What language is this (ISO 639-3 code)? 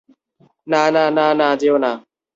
ben